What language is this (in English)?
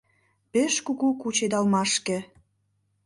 Mari